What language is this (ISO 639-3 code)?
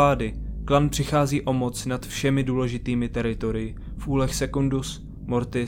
ces